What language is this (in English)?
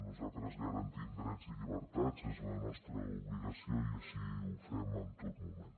Catalan